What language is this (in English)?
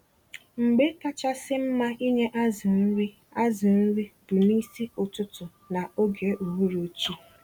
Igbo